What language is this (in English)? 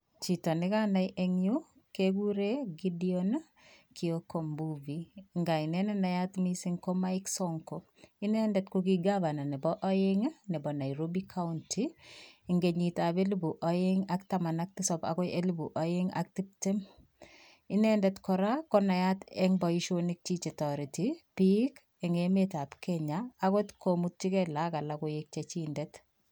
Kalenjin